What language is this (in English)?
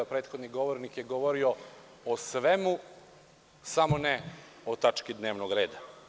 Serbian